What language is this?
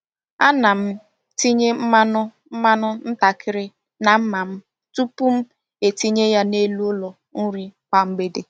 Igbo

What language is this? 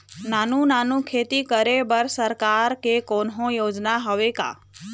Chhattisgarhi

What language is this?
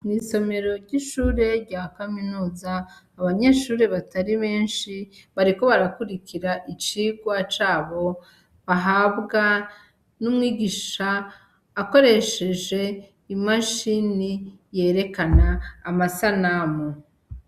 Rundi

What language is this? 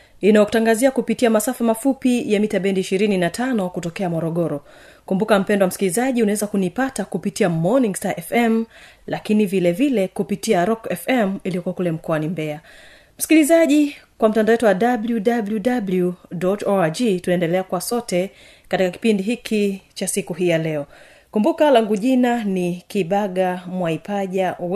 Swahili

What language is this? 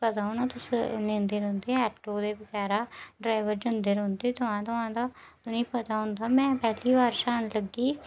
Dogri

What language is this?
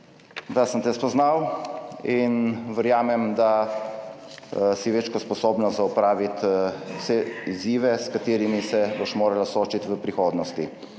Slovenian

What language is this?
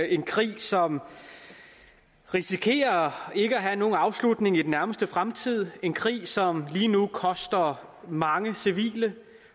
Danish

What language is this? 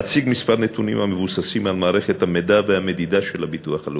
Hebrew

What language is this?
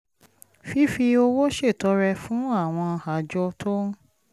Yoruba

